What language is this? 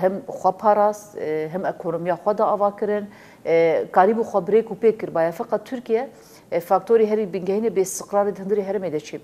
Arabic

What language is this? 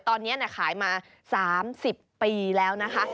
Thai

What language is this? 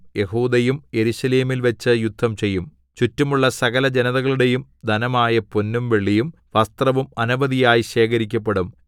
Malayalam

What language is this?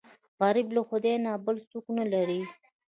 Pashto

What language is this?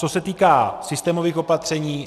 Czech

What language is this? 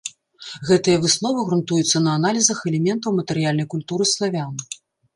Belarusian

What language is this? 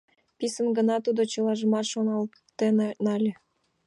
Mari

